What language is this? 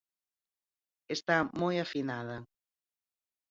Galician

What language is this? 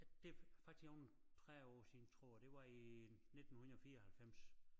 Danish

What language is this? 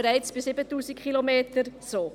Swiss German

